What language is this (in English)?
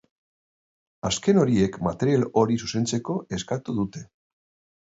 Basque